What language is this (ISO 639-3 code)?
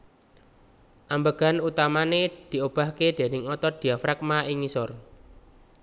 jav